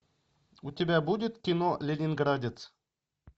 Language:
Russian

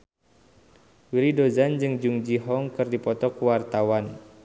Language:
Sundanese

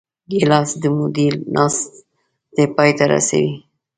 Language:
Pashto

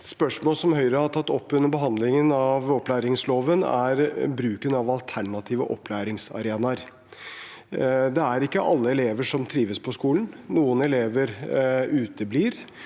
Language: Norwegian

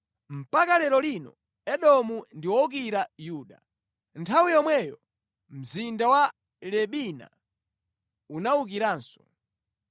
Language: Nyanja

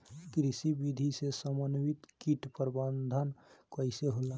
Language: Bhojpuri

